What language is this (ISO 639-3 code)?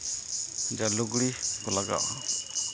sat